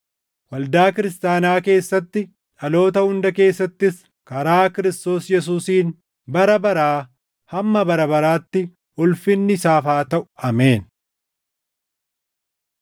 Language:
Oromo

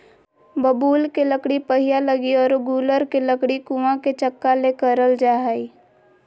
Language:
Magahi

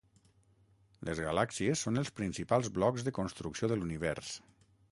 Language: Catalan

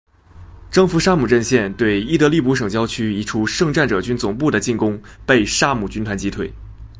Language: Chinese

